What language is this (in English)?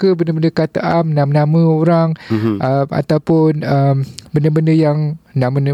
Malay